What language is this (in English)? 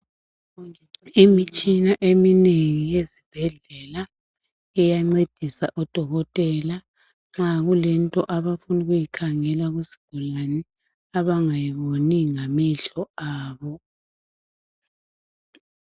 North Ndebele